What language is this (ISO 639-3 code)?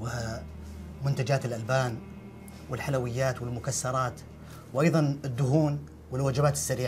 ara